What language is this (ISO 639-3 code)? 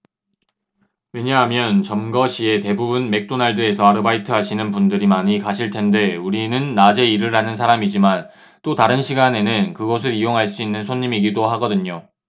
kor